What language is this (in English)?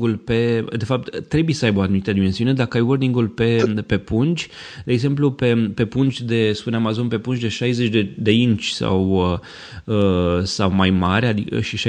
Romanian